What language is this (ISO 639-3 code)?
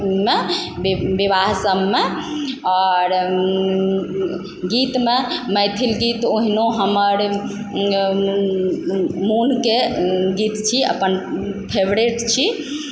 mai